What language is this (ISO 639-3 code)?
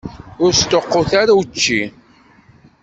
kab